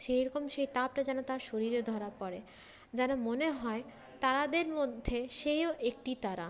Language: Bangla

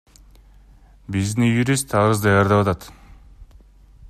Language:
Kyrgyz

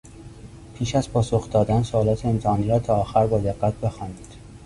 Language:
Persian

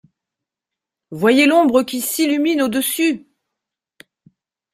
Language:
French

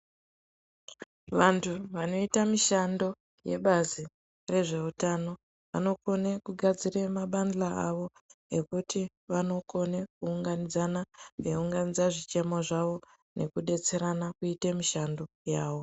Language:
Ndau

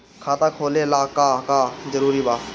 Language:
Bhojpuri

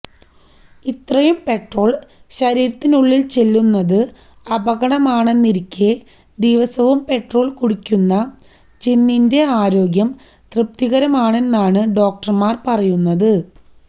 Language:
Malayalam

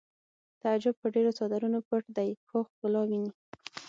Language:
Pashto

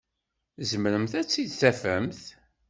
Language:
Kabyle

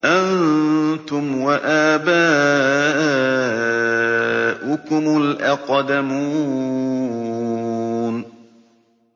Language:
Arabic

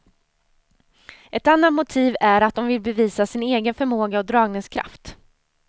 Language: Swedish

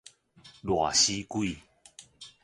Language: Min Nan Chinese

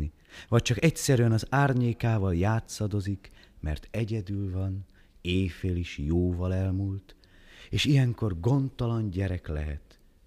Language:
Hungarian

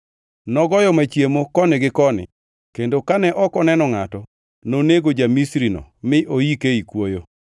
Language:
Luo (Kenya and Tanzania)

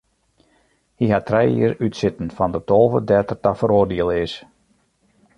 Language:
Western Frisian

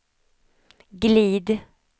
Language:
Swedish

